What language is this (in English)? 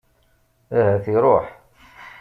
Kabyle